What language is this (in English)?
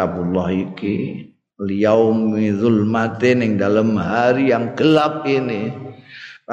Indonesian